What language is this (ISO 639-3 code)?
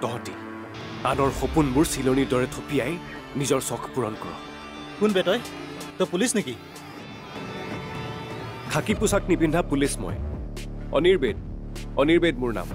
ben